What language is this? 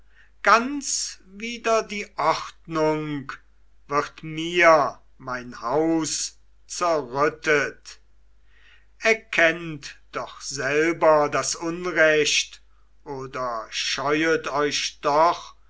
German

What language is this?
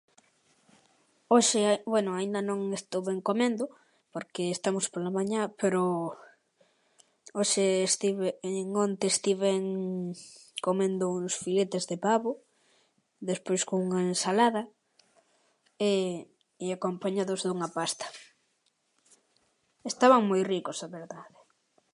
Galician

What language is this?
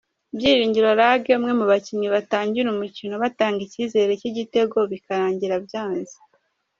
Kinyarwanda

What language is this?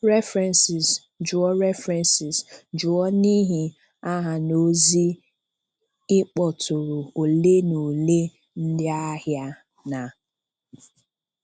Igbo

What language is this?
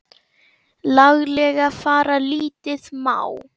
Icelandic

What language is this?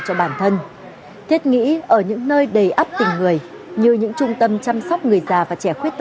Vietnamese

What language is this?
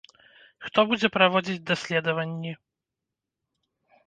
Belarusian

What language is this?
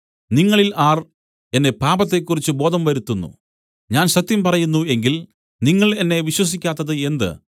Malayalam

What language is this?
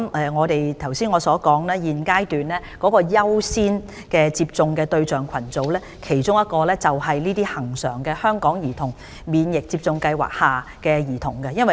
Cantonese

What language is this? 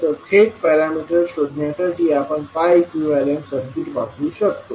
Marathi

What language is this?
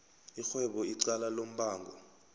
South Ndebele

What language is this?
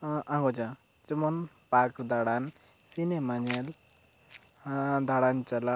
Santali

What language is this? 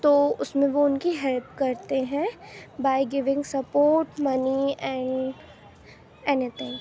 Urdu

